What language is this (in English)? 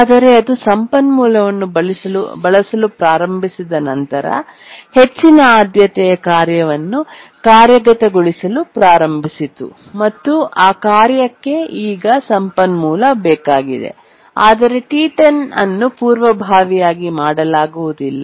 Kannada